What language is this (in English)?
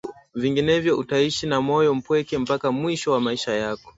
Swahili